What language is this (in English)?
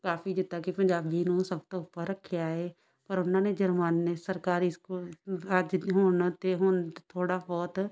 Punjabi